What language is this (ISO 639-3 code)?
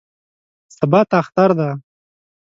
pus